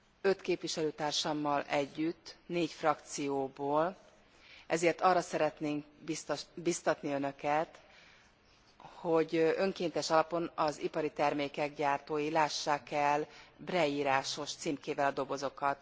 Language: Hungarian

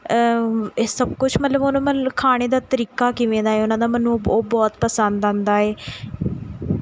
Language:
Punjabi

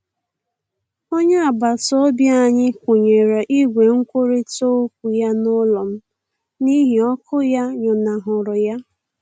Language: Igbo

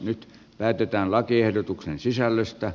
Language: Finnish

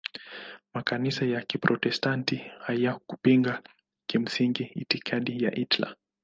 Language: Swahili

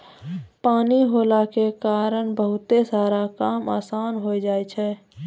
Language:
Maithili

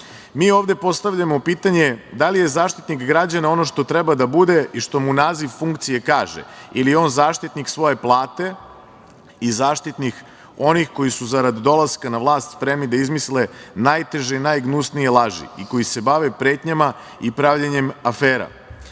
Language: Serbian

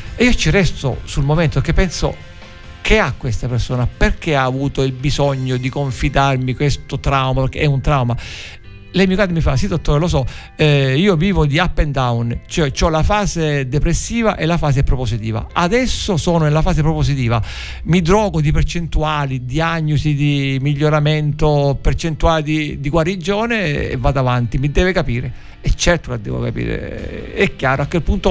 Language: Italian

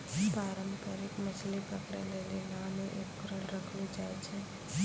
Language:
Maithili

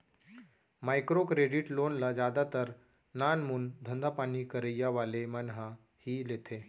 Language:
Chhattisgarhi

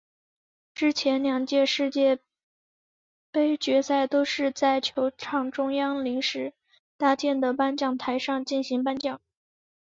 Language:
Chinese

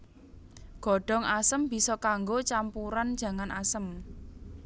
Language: Javanese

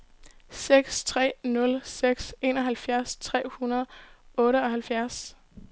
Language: Danish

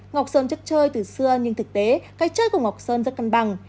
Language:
Vietnamese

